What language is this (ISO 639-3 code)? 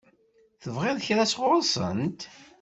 kab